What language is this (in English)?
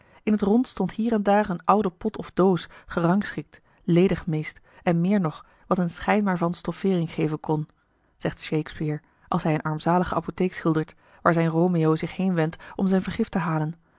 Dutch